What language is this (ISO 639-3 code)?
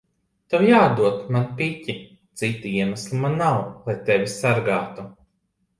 lav